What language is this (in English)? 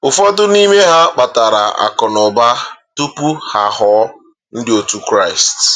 Igbo